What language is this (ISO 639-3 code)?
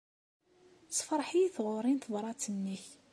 kab